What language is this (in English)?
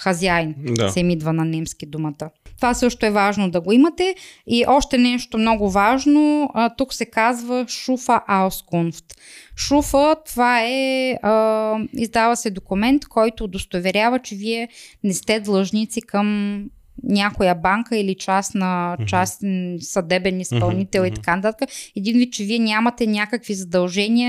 Bulgarian